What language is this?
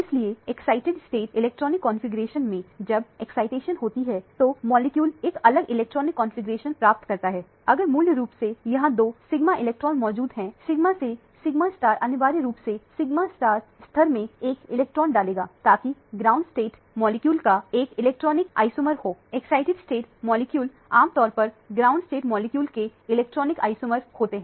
Hindi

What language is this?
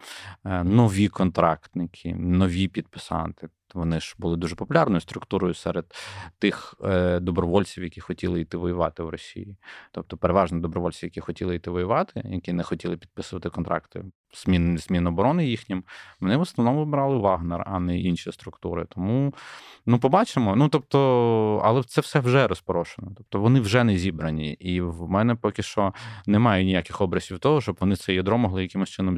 Ukrainian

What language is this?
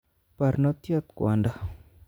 Kalenjin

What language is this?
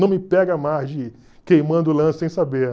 Portuguese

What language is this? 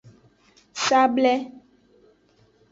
Aja (Benin)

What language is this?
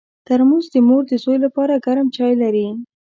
Pashto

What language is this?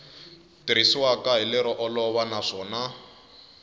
Tsonga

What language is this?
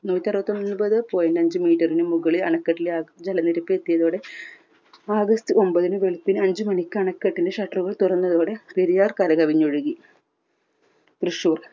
Malayalam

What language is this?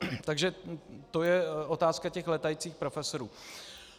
Czech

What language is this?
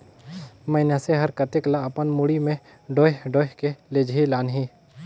Chhattisgarhi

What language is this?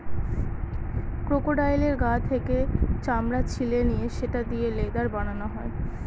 Bangla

